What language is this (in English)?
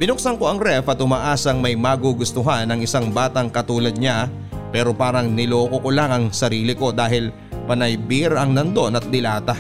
Filipino